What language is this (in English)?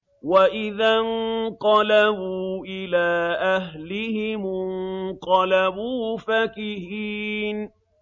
Arabic